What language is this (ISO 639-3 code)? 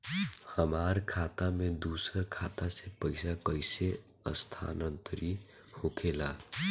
bho